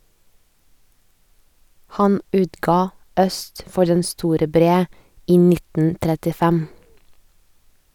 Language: Norwegian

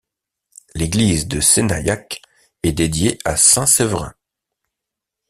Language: French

